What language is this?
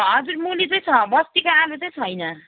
Nepali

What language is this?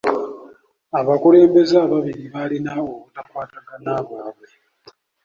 Ganda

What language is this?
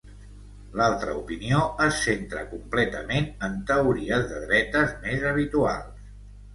Catalan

